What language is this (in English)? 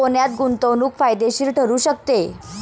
Marathi